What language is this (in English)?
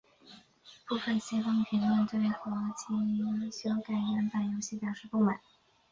Chinese